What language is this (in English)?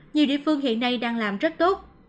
Vietnamese